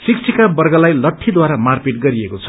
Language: Nepali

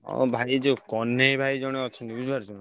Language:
Odia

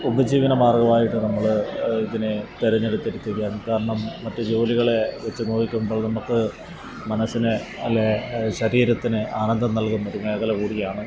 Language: Malayalam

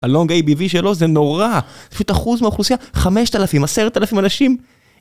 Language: Hebrew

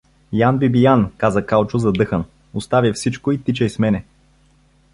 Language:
Bulgarian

